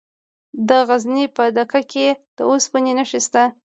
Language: Pashto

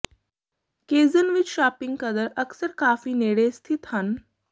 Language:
Punjabi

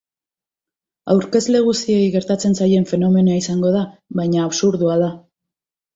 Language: Basque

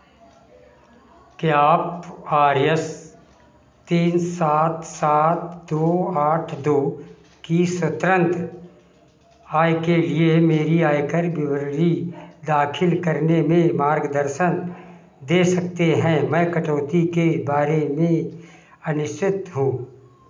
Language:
Hindi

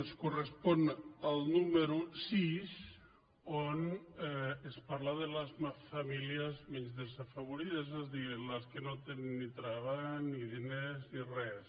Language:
Catalan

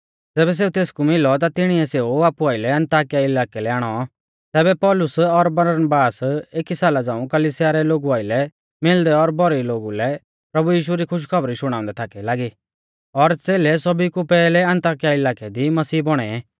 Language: Mahasu Pahari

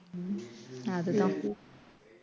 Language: Tamil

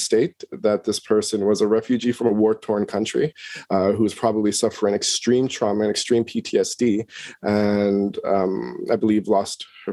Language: English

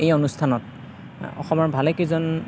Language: Assamese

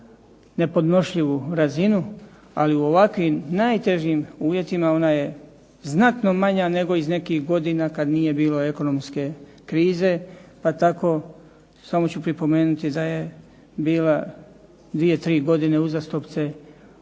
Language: Croatian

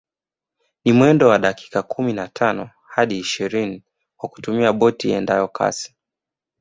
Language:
Swahili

